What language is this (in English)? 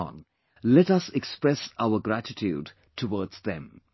English